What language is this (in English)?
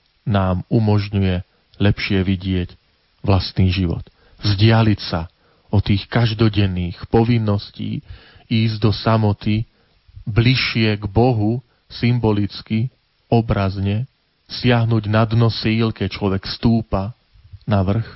Slovak